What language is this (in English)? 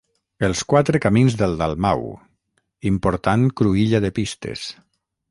Catalan